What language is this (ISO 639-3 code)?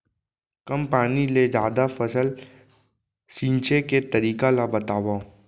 hne